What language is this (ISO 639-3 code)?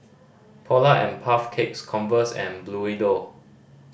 eng